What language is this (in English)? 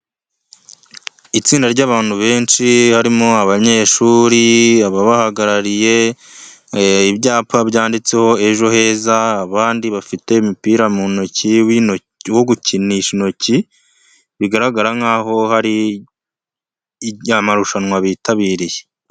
Kinyarwanda